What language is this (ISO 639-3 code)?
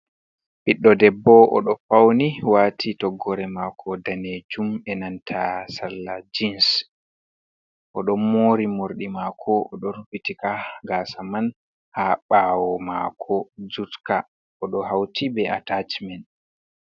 ful